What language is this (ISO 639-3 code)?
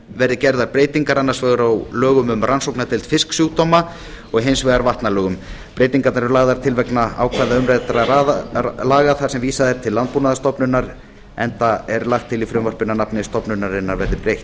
isl